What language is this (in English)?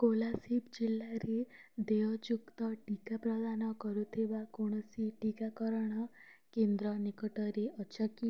Odia